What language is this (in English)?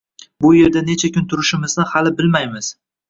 Uzbek